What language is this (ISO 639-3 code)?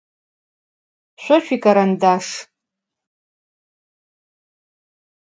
ady